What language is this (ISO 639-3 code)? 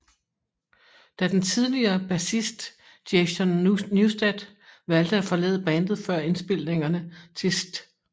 dan